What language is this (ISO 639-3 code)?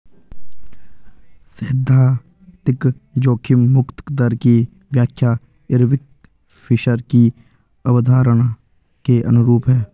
hin